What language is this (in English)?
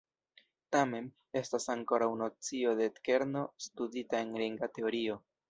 Esperanto